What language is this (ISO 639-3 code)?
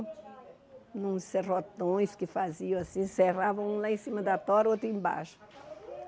por